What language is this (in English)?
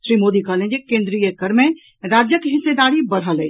Maithili